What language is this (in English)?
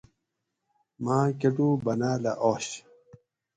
Gawri